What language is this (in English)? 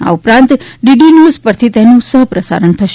Gujarati